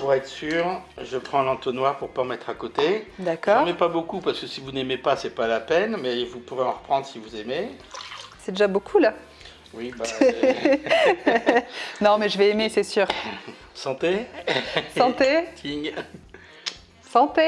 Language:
French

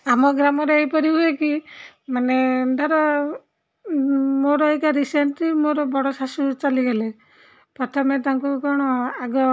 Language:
Odia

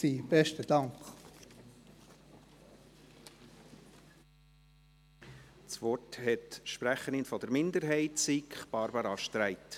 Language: Swiss German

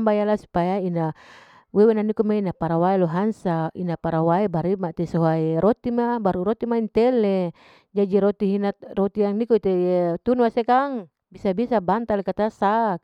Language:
Larike-Wakasihu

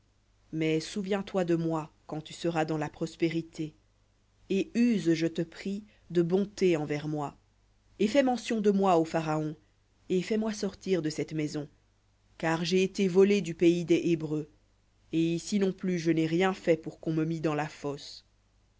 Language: French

